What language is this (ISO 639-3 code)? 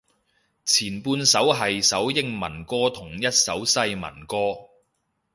yue